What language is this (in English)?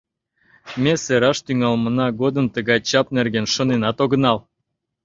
Mari